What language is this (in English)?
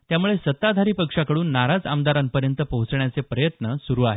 Marathi